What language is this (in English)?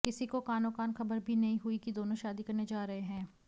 Hindi